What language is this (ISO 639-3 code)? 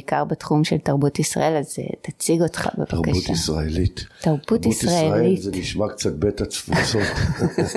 heb